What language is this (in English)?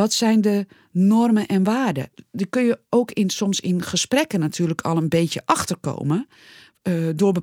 Dutch